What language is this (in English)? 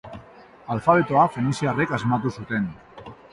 Basque